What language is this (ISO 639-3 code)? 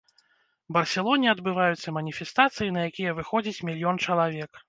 bel